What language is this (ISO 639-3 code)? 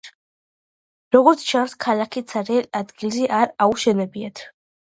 kat